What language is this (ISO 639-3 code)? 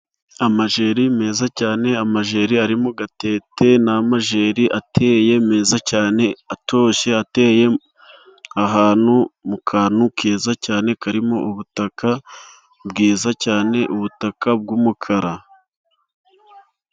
kin